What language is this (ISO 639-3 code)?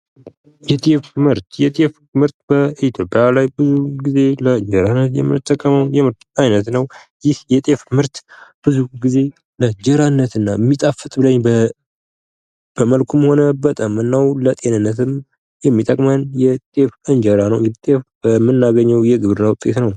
amh